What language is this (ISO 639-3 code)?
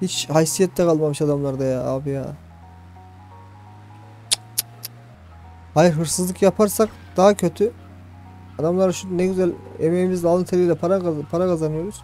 tur